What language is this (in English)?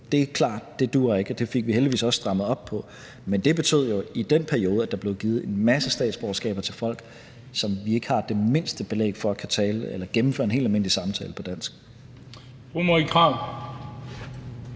Danish